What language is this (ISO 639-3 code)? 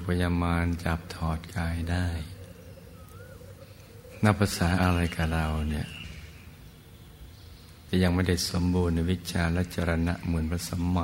tha